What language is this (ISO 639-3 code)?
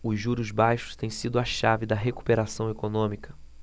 por